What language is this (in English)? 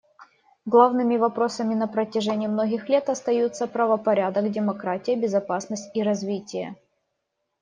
Russian